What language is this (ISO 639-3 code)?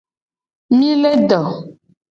gej